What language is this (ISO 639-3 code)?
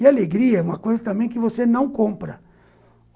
por